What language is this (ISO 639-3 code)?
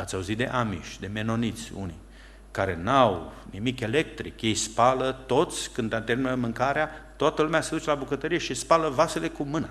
ron